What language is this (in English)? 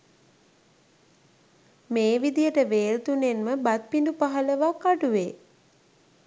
Sinhala